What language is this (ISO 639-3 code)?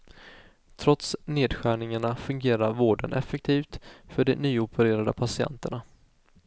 swe